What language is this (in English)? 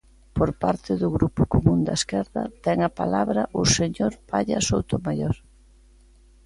Galician